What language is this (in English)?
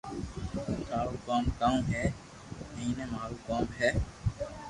Loarki